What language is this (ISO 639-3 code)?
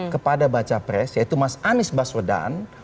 ind